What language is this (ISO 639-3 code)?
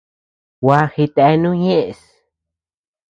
cux